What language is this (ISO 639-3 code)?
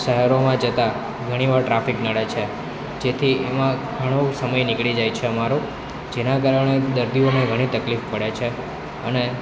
guj